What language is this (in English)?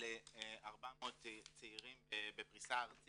Hebrew